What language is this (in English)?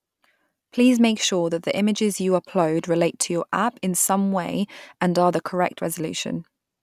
English